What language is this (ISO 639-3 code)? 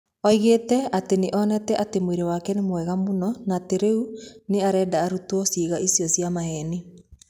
kik